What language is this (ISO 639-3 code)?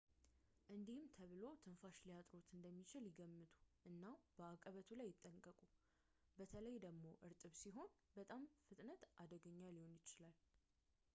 amh